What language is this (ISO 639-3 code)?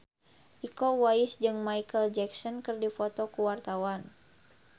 sun